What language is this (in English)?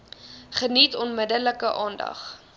Afrikaans